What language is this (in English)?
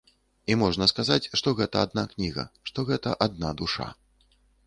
Belarusian